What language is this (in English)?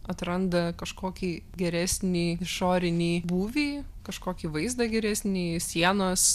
Lithuanian